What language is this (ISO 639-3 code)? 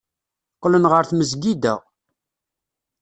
kab